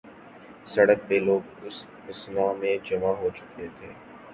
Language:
Urdu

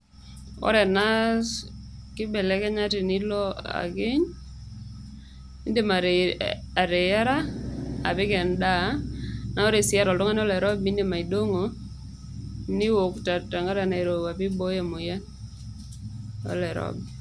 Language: Masai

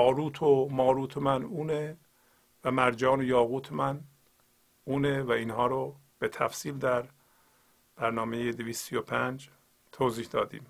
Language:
Persian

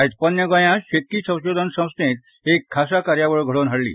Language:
Konkani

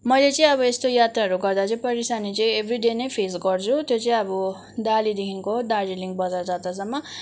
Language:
Nepali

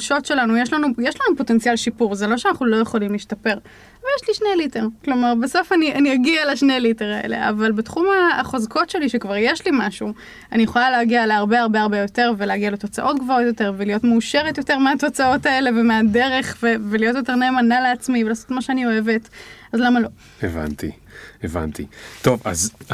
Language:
Hebrew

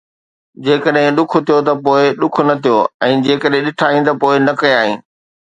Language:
Sindhi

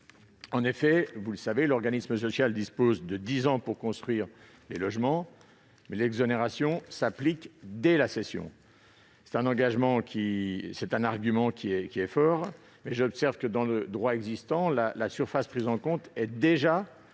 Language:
French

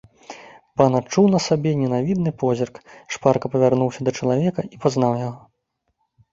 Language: Belarusian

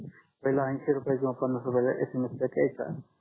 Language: Marathi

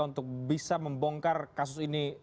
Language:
Indonesian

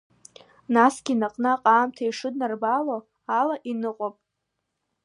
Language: Abkhazian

